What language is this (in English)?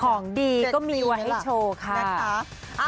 Thai